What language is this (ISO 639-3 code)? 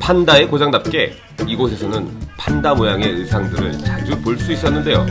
kor